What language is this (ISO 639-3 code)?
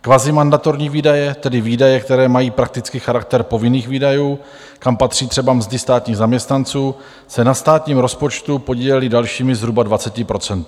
ces